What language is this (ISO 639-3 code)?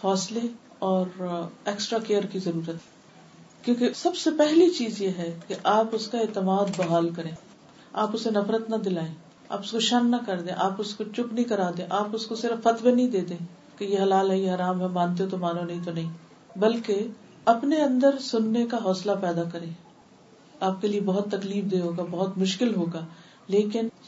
urd